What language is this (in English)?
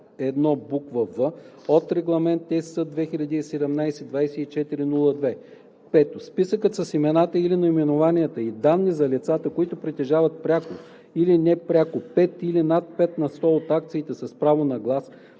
Bulgarian